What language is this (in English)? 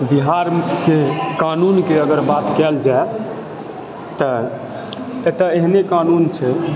Maithili